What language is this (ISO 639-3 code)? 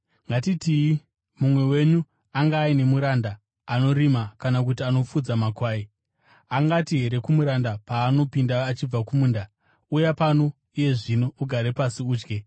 sna